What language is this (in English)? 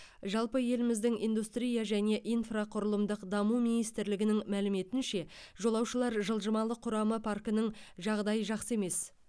Kazakh